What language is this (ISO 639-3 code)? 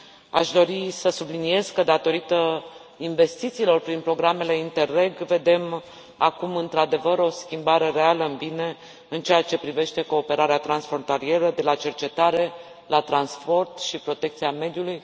ron